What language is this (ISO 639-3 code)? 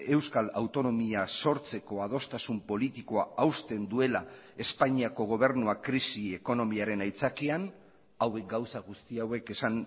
eus